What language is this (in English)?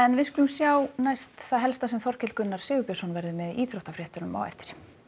Icelandic